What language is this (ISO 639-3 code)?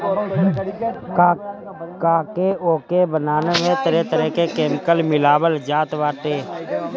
bho